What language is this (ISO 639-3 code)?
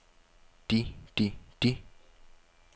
dan